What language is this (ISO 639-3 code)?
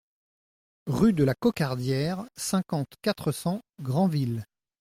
fra